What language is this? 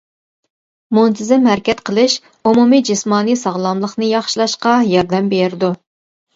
Uyghur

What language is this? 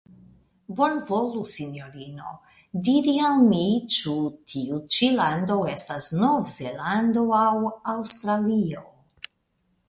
Esperanto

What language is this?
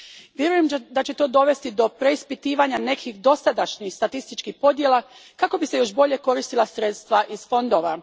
Croatian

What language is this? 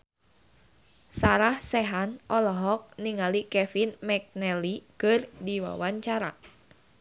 Sundanese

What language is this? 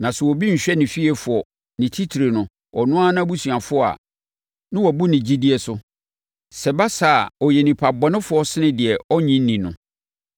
Akan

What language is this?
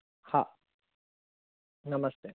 Sindhi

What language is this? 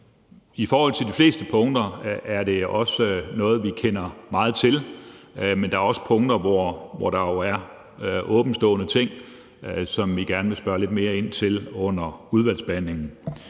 Danish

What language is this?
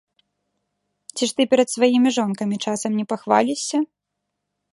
Belarusian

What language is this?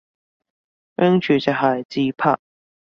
Cantonese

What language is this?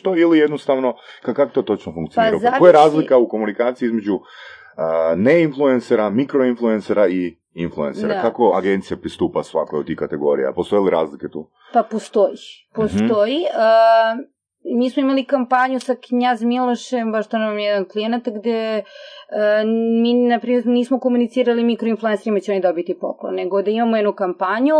Croatian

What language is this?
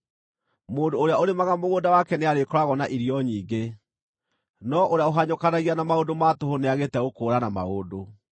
Kikuyu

